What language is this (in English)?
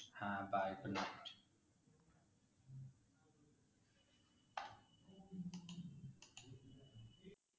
Bangla